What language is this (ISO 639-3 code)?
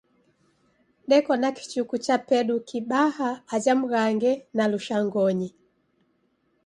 dav